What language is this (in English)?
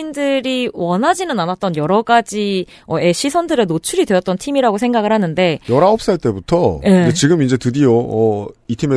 Korean